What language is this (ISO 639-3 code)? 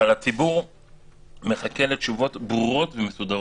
heb